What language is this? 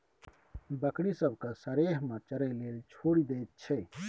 Maithili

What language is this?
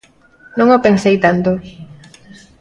Galician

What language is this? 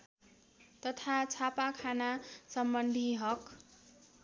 Nepali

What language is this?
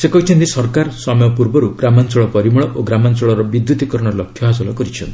Odia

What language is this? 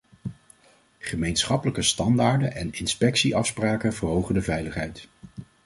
Dutch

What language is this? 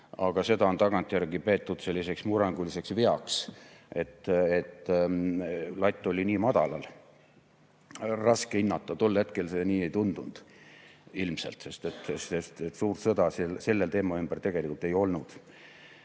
Estonian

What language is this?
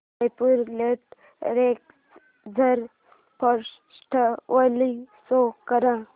Marathi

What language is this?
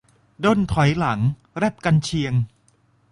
Thai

